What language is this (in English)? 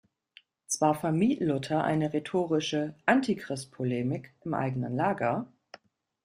German